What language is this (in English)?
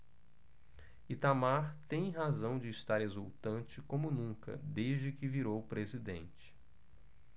Portuguese